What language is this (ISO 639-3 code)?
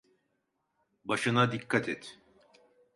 tur